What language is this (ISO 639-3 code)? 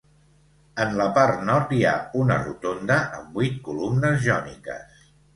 cat